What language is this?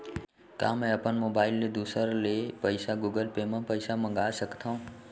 Chhattisgarhi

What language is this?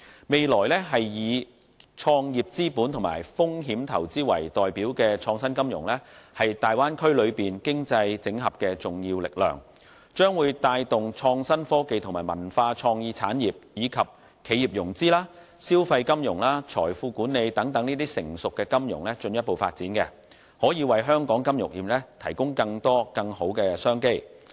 Cantonese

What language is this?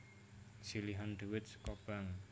Javanese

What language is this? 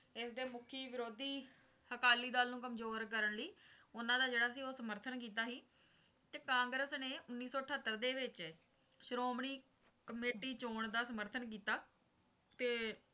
Punjabi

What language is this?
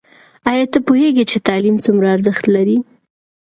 Pashto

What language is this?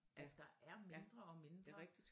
Danish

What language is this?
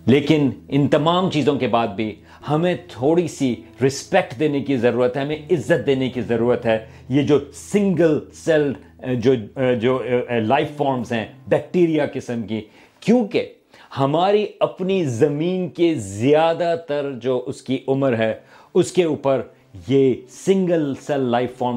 Urdu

